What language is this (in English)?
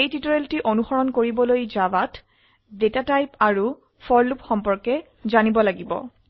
Assamese